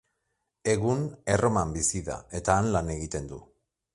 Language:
Basque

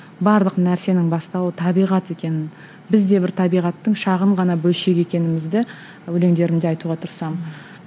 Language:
Kazakh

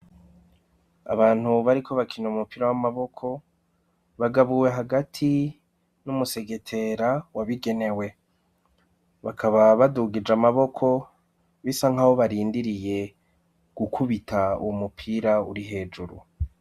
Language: Rundi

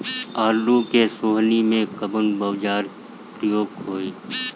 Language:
Bhojpuri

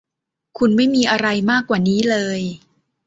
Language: Thai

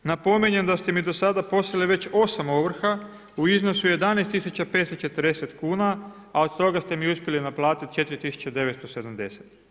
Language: Croatian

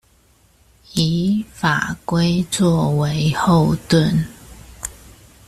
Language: Chinese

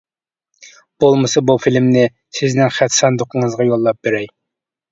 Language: Uyghur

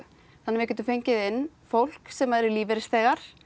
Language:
Icelandic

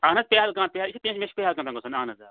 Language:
Kashmiri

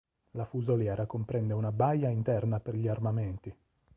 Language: Italian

